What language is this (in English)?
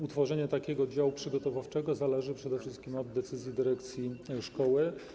Polish